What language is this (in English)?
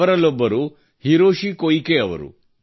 Kannada